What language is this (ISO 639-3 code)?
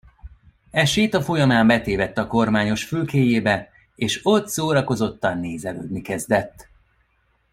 hun